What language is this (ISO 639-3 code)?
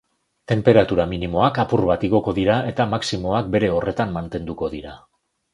eus